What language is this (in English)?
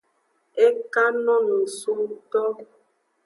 Aja (Benin)